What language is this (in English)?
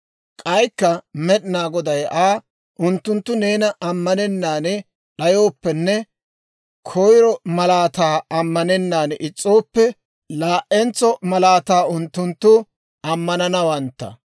Dawro